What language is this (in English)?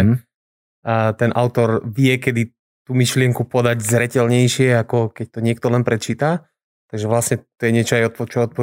Slovak